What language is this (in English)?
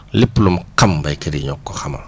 Wolof